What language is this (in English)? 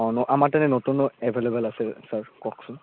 Assamese